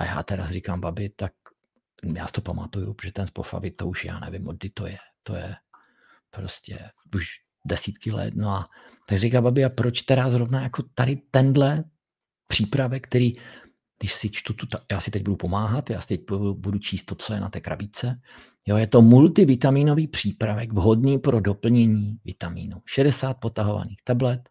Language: Czech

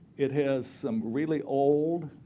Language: English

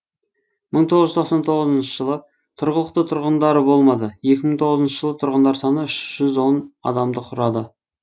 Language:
Kazakh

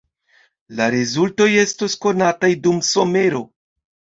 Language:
Esperanto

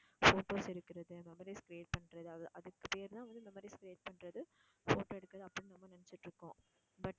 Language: Tamil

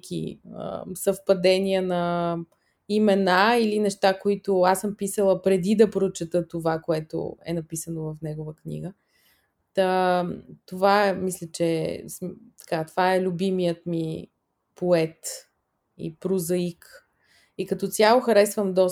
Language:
Bulgarian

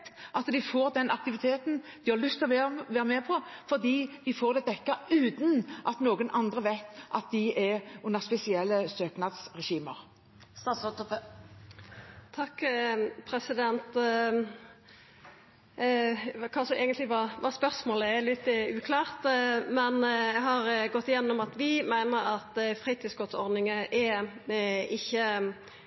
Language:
Norwegian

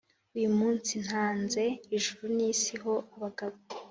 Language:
Kinyarwanda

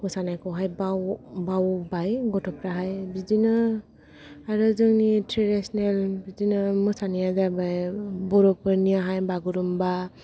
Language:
Bodo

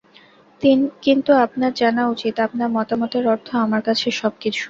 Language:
Bangla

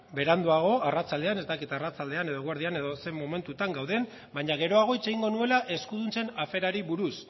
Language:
Basque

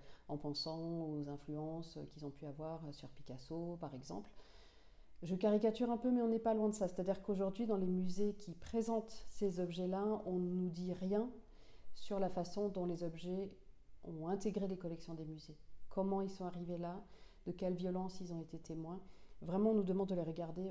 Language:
French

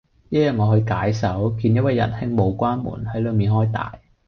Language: Cantonese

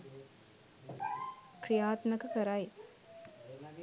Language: Sinhala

